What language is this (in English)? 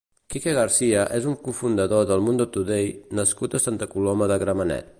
Catalan